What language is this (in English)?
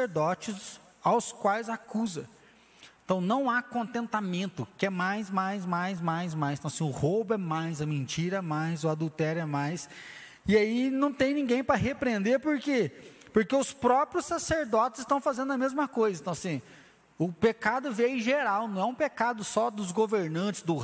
Portuguese